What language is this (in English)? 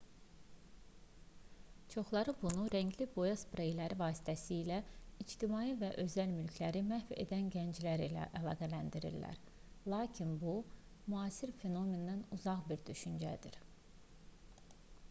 Azerbaijani